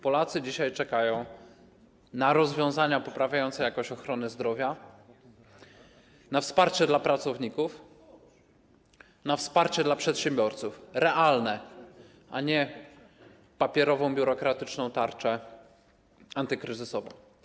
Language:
Polish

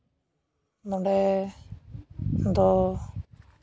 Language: Santali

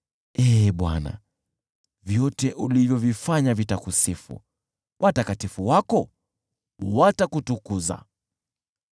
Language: Swahili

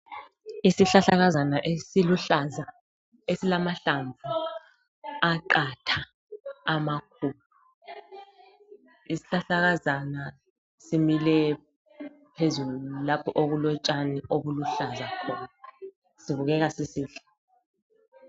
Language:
North Ndebele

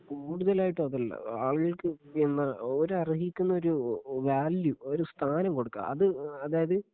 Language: Malayalam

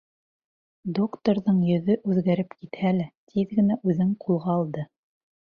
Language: Bashkir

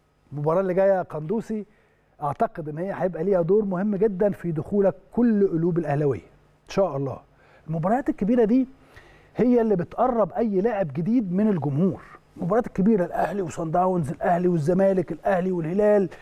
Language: Arabic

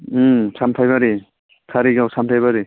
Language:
Bodo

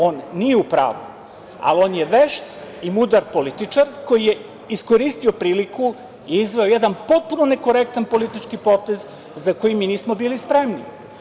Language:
Serbian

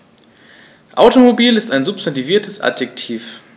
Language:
German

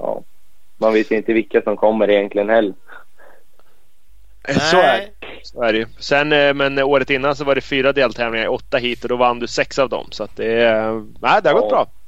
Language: Swedish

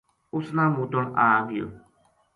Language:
Gujari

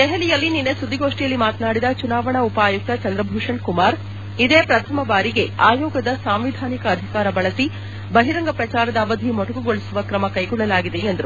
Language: Kannada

